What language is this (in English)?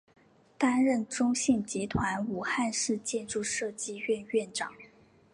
Chinese